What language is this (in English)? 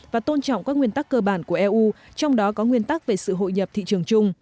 Vietnamese